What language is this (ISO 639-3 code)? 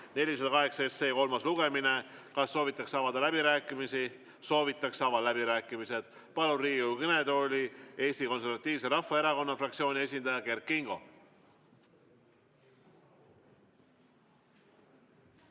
est